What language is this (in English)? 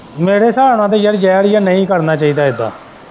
Punjabi